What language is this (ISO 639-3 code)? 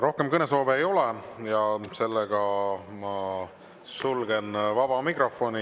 est